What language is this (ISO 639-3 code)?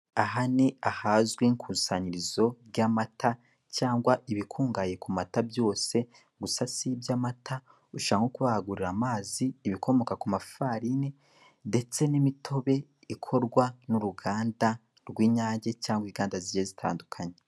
kin